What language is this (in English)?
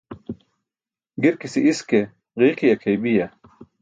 Burushaski